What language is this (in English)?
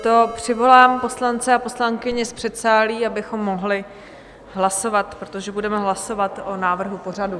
Czech